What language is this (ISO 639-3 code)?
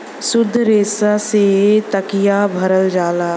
bho